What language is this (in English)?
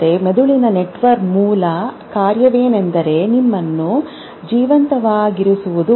Kannada